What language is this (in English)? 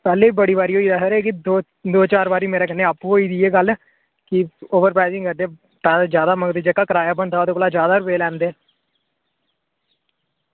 Dogri